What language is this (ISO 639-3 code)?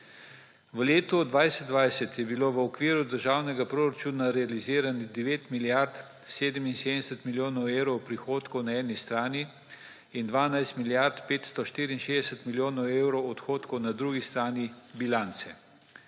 slv